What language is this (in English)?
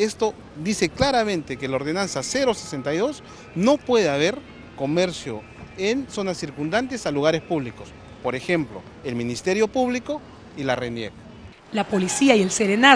Spanish